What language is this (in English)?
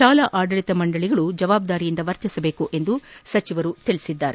Kannada